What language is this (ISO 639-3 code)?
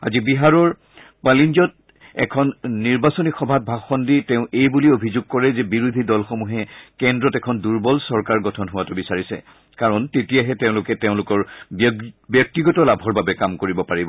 asm